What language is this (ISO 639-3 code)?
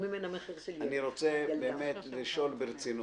heb